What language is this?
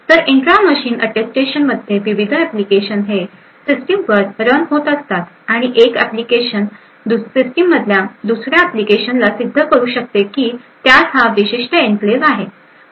Marathi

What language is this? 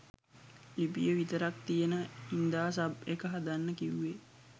Sinhala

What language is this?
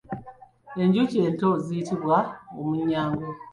Ganda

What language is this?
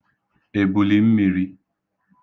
Igbo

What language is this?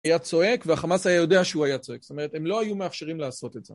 Hebrew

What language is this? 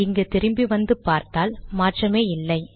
Tamil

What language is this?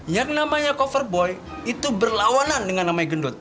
Indonesian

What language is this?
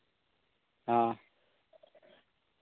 Santali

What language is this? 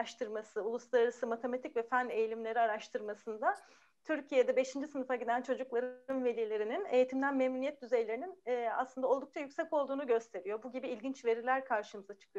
Turkish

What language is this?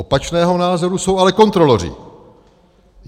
Czech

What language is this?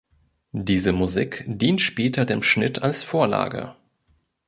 German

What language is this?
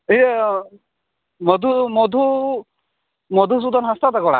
Santali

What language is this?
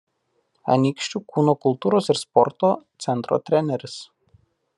Lithuanian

